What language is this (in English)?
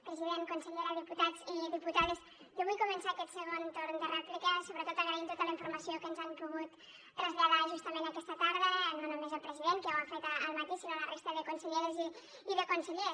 Catalan